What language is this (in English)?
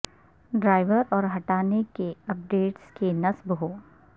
Urdu